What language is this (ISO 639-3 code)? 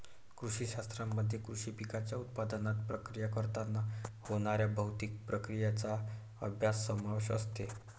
mar